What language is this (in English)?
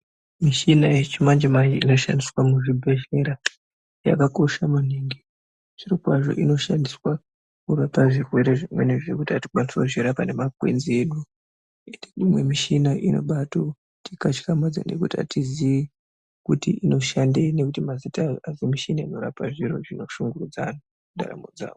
Ndau